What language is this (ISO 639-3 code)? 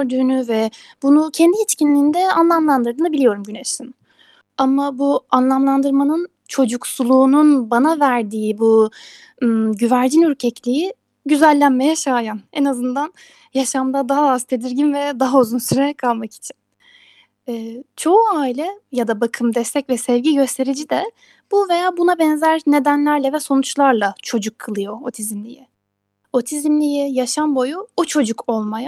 tur